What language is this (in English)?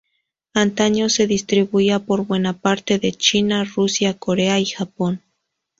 Spanish